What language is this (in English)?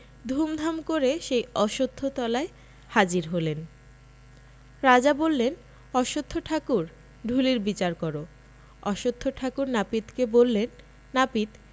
Bangla